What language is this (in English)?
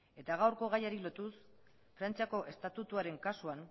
Basque